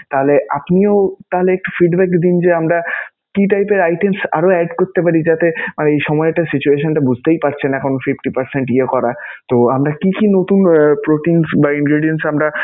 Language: Bangla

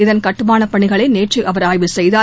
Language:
Tamil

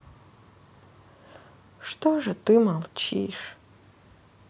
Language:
Russian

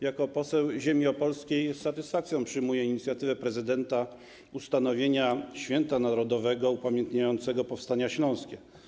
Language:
Polish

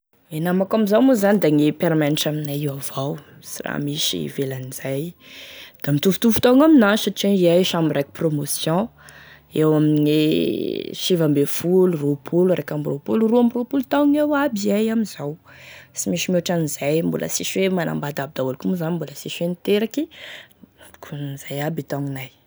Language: Tesaka Malagasy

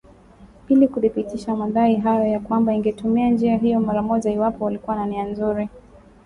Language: Swahili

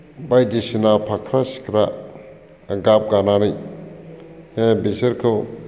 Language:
Bodo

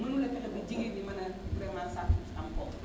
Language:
Wolof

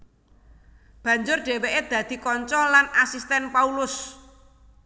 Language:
Javanese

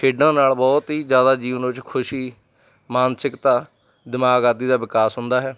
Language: Punjabi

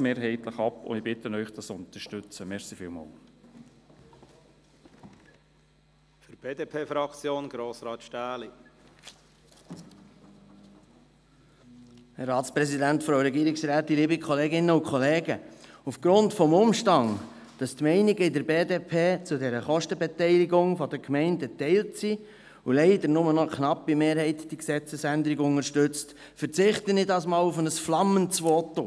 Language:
Swiss German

